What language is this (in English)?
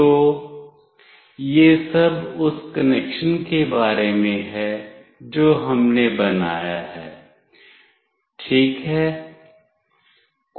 Hindi